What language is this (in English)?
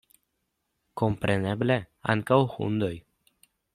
Esperanto